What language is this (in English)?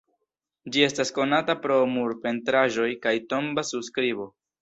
Esperanto